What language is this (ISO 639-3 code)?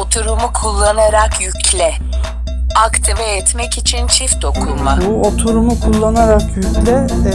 tur